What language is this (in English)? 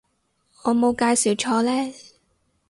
Cantonese